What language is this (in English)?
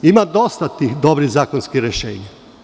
Serbian